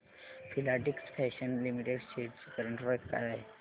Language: Marathi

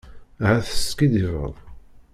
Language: Kabyle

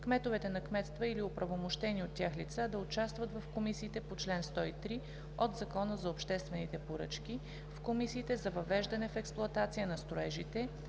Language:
Bulgarian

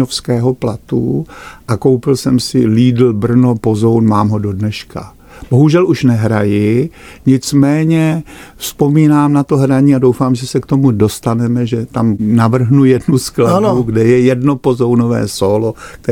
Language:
Czech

